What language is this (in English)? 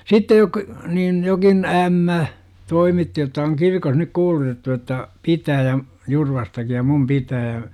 Finnish